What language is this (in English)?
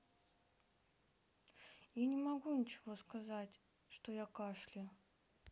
Russian